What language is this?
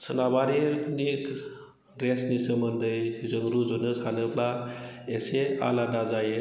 Bodo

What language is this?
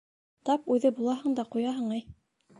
Bashkir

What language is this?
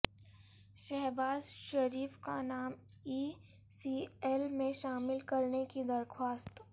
Urdu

